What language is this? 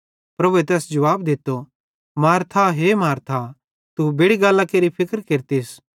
Bhadrawahi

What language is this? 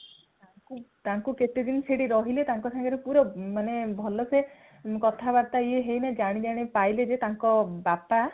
Odia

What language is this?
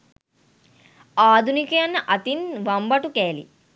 Sinhala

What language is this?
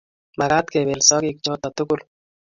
Kalenjin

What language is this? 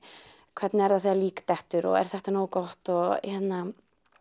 Icelandic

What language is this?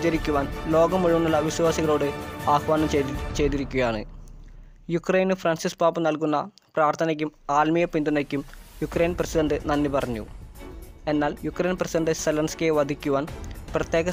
Indonesian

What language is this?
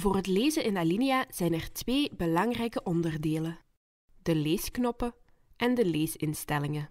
Dutch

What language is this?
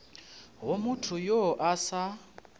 Northern Sotho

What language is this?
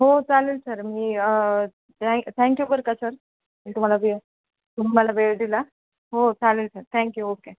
Marathi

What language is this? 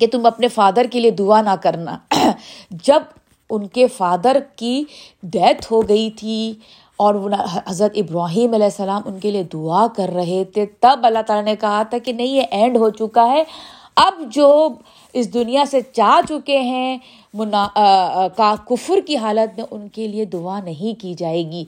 Urdu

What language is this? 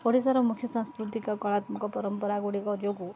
Odia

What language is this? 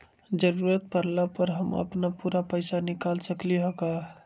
Magahi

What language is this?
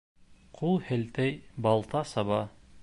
Bashkir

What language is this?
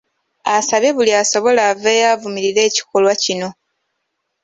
Ganda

